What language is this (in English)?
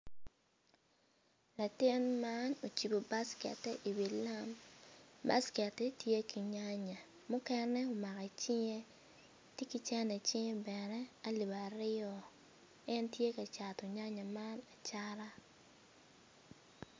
Acoli